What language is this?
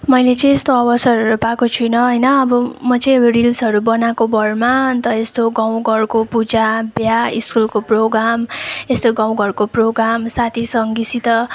Nepali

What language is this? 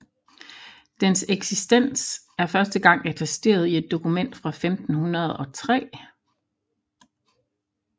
Danish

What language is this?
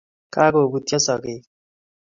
Kalenjin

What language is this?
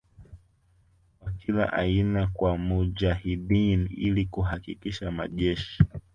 Swahili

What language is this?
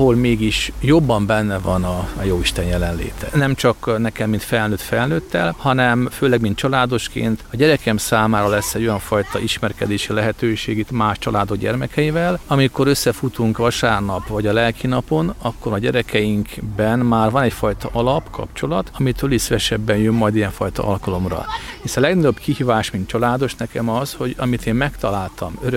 Hungarian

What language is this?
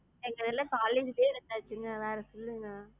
Tamil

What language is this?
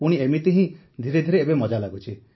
Odia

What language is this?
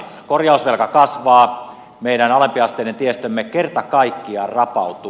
Finnish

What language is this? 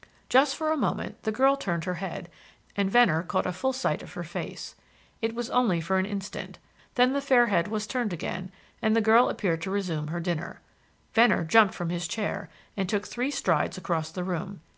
English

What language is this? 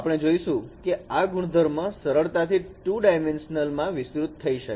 Gujarati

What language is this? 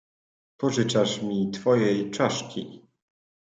Polish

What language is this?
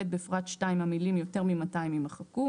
Hebrew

